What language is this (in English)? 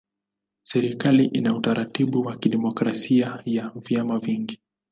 Swahili